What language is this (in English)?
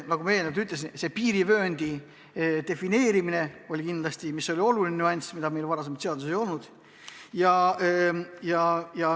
Estonian